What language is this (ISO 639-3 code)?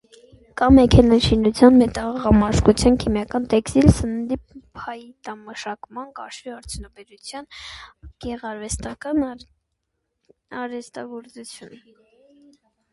hye